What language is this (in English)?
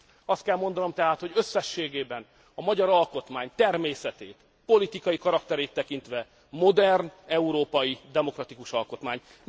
Hungarian